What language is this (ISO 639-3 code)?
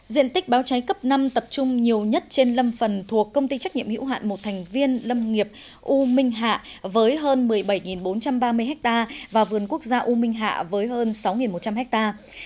vie